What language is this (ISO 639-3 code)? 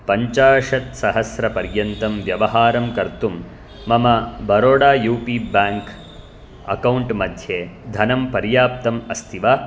san